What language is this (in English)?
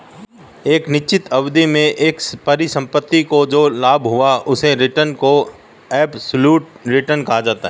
Hindi